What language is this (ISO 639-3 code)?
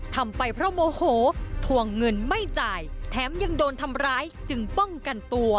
tha